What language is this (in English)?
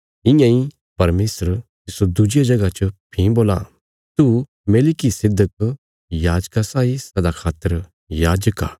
Bilaspuri